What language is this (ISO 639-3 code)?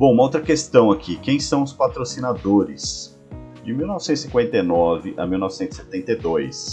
por